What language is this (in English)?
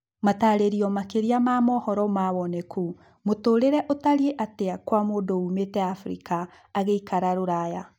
Kikuyu